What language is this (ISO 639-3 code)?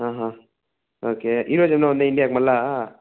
tel